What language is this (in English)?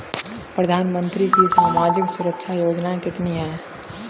Hindi